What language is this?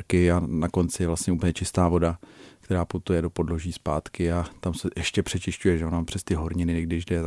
Czech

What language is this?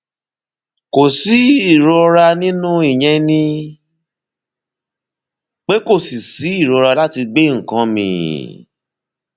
Yoruba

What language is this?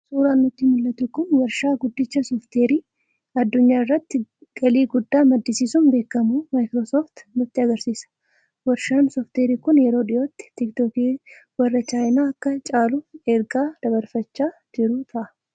Oromo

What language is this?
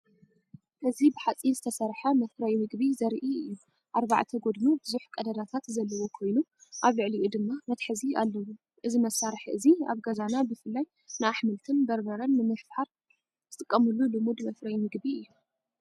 Tigrinya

